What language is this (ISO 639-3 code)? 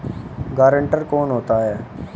hin